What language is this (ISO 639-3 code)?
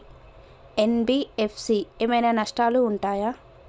tel